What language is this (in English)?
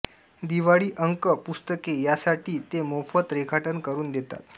Marathi